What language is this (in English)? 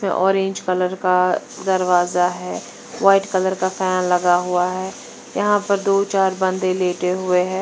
Hindi